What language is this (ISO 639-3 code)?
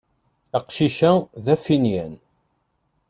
kab